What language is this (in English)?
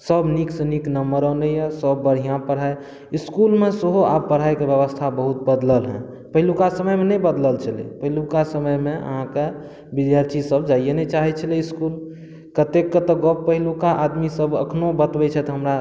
Maithili